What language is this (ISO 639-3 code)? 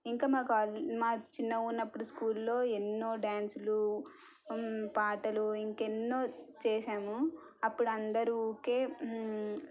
tel